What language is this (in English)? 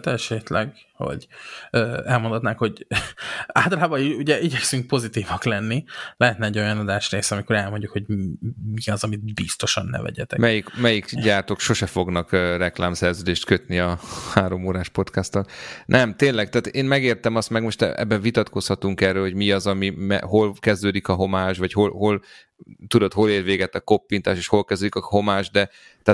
Hungarian